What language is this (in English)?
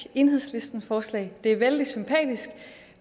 Danish